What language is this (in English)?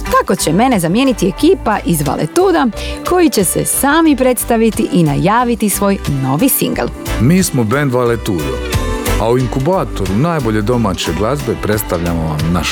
Croatian